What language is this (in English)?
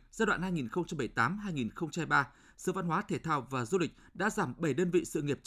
Vietnamese